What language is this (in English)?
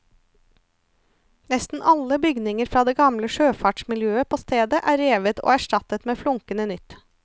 Norwegian